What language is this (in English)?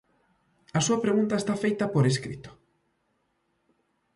Galician